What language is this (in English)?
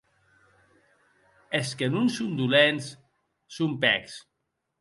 Occitan